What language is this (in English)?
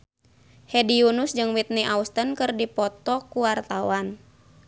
Sundanese